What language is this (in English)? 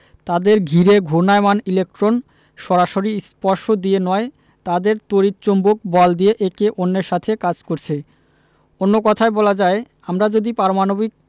Bangla